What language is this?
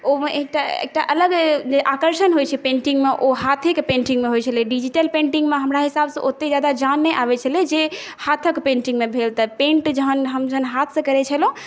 Maithili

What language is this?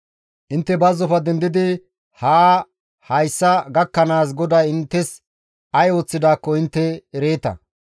Gamo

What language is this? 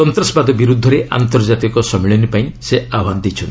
Odia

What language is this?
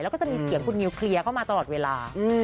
Thai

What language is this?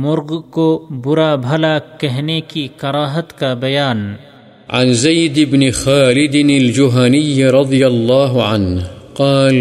Urdu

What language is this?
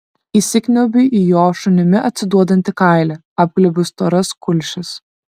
Lithuanian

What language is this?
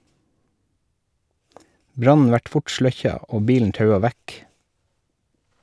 Norwegian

